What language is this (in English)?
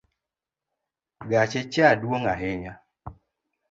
Luo (Kenya and Tanzania)